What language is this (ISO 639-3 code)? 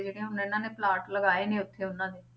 pan